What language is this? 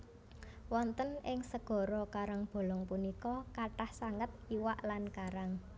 Javanese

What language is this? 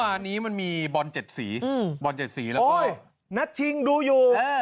Thai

